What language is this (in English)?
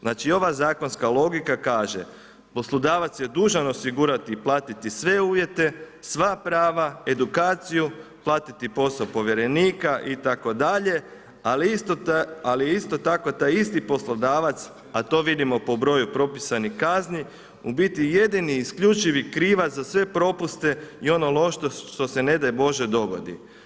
Croatian